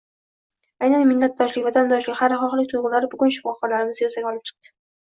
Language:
Uzbek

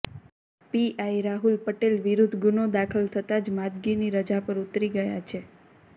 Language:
Gujarati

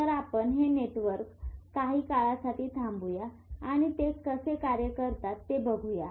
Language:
Marathi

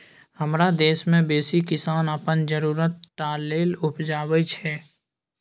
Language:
Maithili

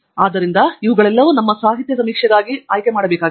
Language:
Kannada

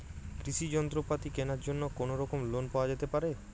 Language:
Bangla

